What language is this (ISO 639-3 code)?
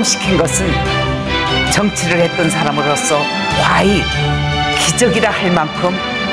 kor